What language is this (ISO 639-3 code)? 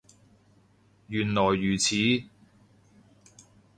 yue